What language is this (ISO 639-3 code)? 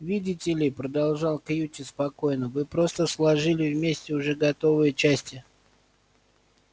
rus